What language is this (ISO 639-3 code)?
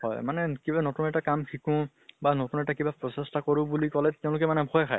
asm